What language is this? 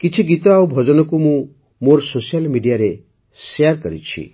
Odia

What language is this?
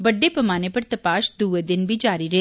Dogri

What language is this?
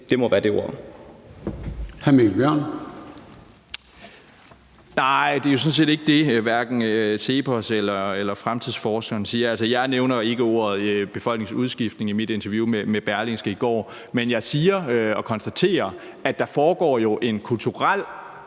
Danish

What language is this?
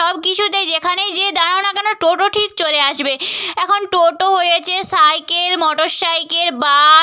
Bangla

